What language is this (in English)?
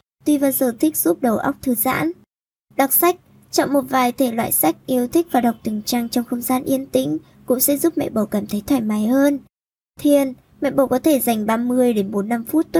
Vietnamese